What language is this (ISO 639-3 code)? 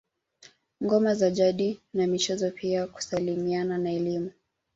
swa